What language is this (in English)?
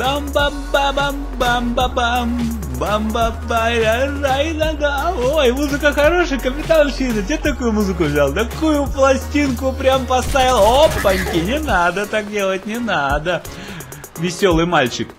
Russian